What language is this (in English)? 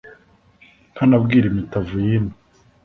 Kinyarwanda